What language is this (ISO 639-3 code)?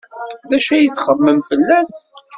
kab